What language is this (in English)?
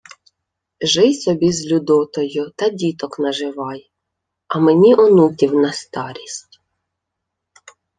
Ukrainian